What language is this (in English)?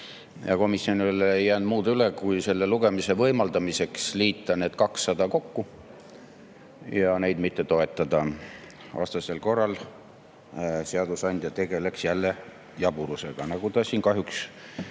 Estonian